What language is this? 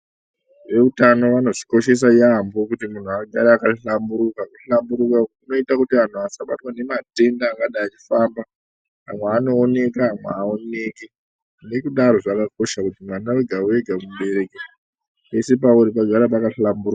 Ndau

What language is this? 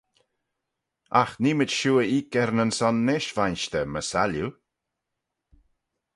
Manx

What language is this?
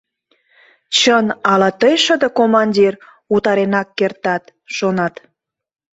Mari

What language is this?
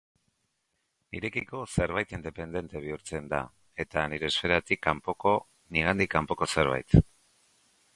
Basque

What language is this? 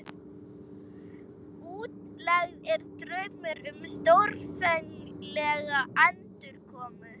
Icelandic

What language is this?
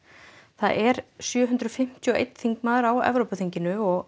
Icelandic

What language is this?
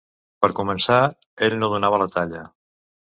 Catalan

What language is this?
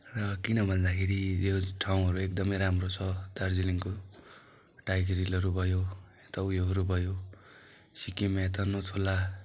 Nepali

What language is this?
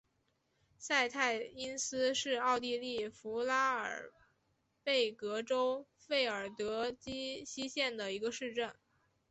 Chinese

